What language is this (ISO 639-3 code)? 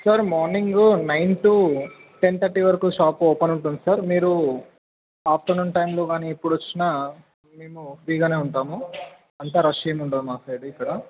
tel